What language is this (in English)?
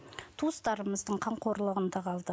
Kazakh